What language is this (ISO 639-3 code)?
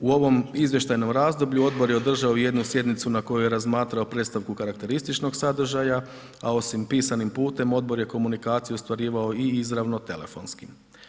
hrv